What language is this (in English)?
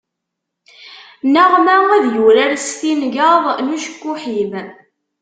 Kabyle